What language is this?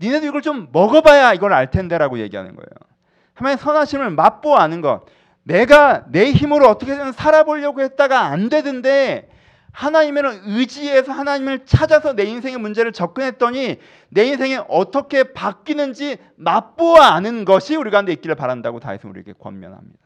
Korean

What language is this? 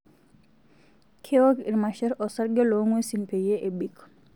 Masai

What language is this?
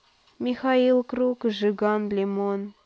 Russian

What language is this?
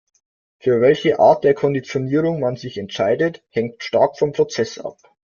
German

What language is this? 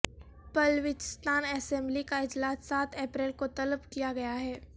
Urdu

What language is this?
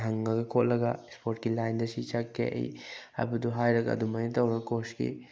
Manipuri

